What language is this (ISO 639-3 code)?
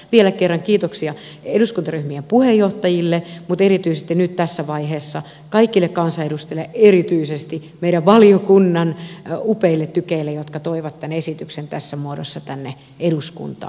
fin